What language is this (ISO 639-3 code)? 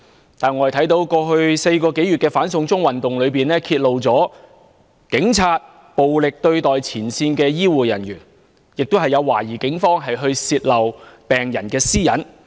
yue